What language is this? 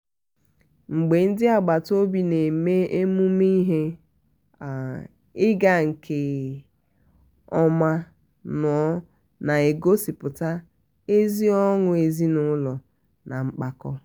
Igbo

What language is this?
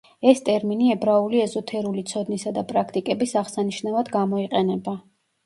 Georgian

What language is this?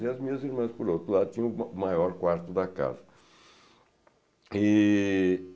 Portuguese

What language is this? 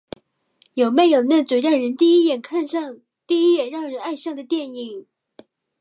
Chinese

